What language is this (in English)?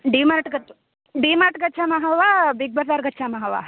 Sanskrit